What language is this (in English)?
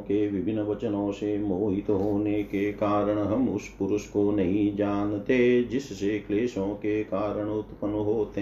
Hindi